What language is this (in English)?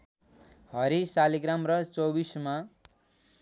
Nepali